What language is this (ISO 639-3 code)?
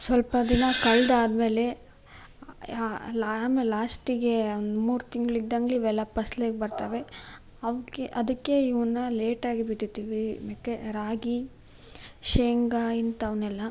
kan